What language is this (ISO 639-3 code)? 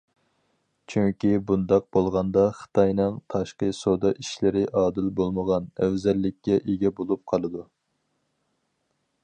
uig